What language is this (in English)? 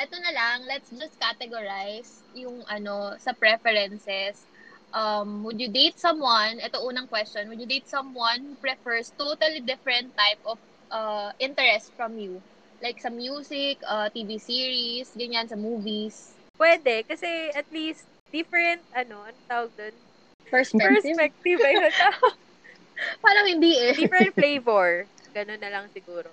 Filipino